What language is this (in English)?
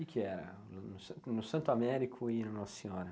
Portuguese